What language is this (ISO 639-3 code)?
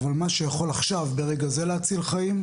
heb